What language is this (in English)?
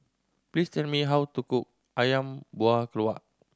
English